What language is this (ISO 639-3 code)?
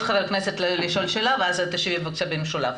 heb